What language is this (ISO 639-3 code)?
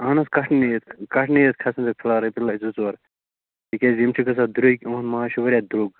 kas